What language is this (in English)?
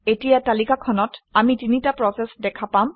Assamese